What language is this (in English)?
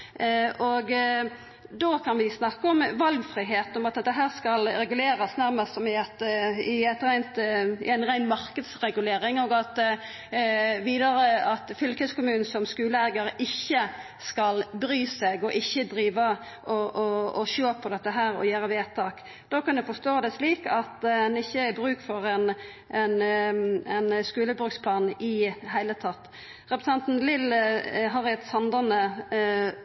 Norwegian Nynorsk